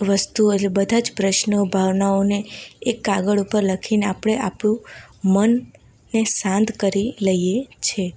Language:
Gujarati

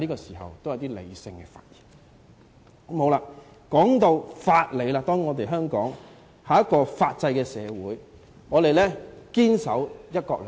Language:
Cantonese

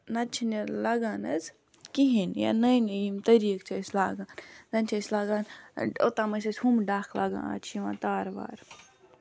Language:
Kashmiri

